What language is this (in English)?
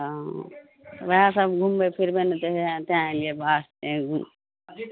Maithili